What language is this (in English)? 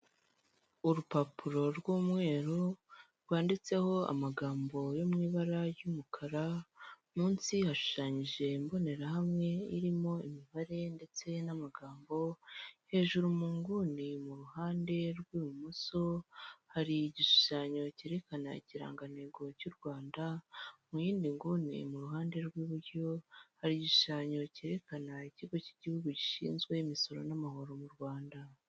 Kinyarwanda